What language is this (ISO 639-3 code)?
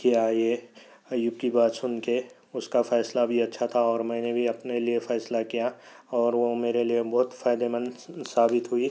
urd